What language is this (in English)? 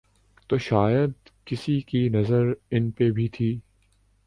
Urdu